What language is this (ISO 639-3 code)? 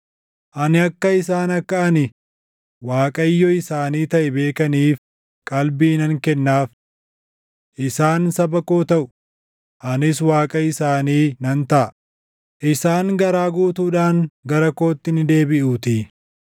orm